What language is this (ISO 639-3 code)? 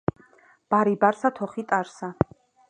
kat